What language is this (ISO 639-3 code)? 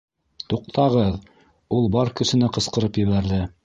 bak